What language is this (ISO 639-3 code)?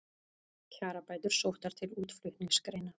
isl